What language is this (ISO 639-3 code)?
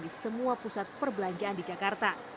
ind